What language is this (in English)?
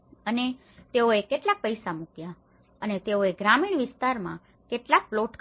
Gujarati